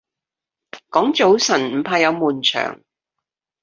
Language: Cantonese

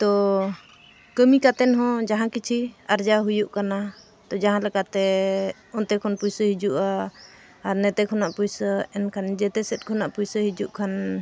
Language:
Santali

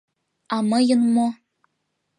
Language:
Mari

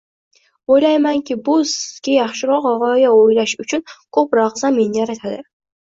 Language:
Uzbek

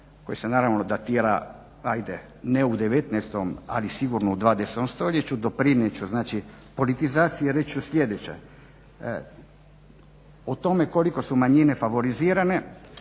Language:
Croatian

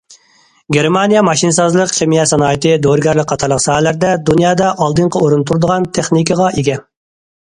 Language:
Uyghur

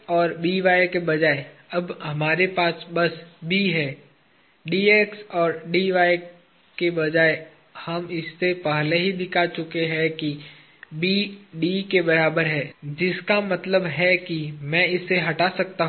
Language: Hindi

